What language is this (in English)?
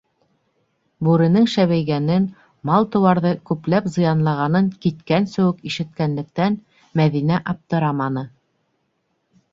Bashkir